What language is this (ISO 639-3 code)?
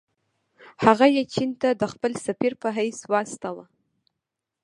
pus